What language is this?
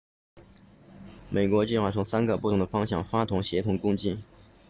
Chinese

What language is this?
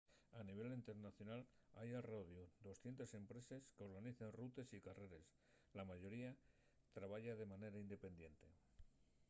Asturian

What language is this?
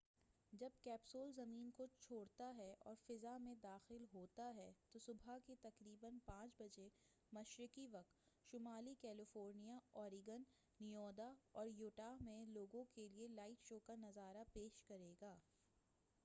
Urdu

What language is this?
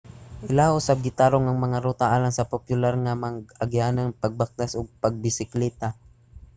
Cebuano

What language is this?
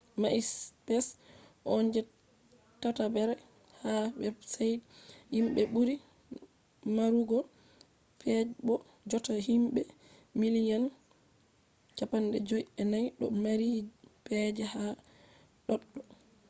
Fula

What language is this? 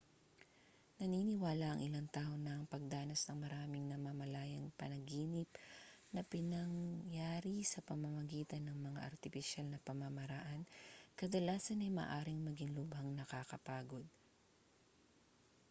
Filipino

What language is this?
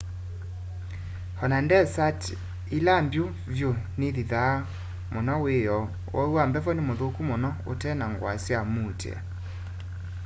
Kamba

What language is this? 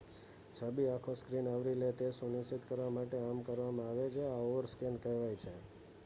Gujarati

